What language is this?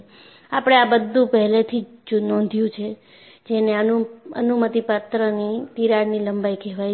Gujarati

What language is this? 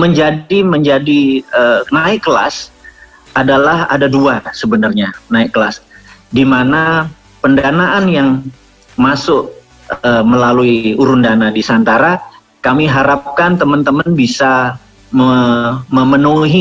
Indonesian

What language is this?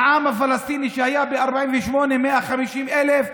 Hebrew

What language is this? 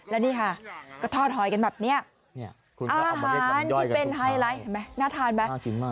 Thai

